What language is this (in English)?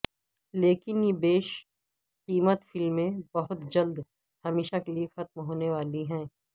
Urdu